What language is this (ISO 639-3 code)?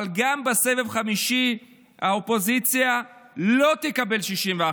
heb